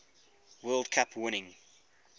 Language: English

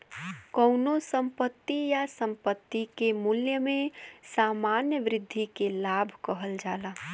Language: Bhojpuri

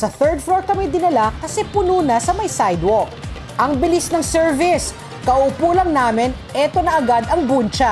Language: Filipino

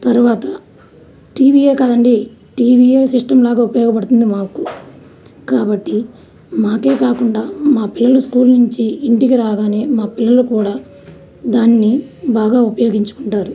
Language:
Telugu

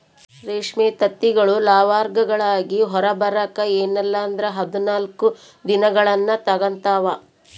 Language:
Kannada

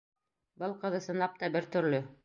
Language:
Bashkir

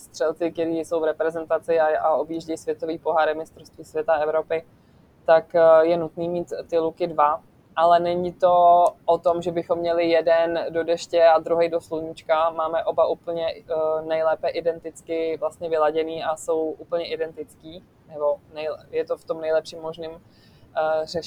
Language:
Czech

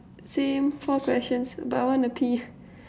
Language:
English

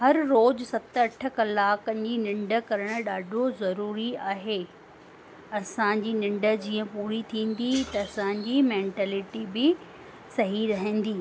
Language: Sindhi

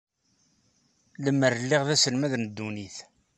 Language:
Kabyle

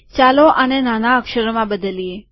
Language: Gujarati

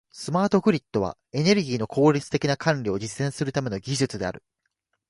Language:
Japanese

